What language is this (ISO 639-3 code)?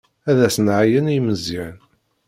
kab